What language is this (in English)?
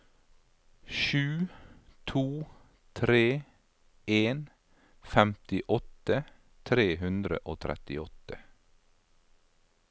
Norwegian